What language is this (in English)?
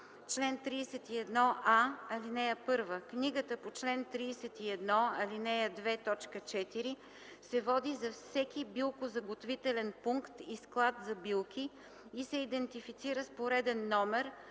Bulgarian